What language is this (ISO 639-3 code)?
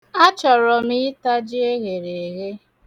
ibo